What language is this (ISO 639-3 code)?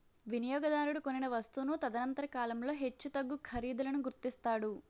tel